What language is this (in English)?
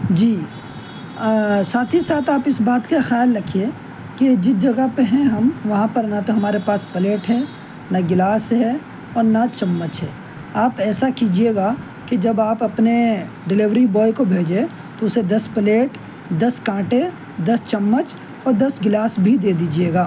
Urdu